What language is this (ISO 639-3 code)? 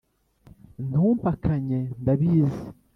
kin